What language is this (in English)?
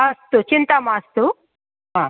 Sanskrit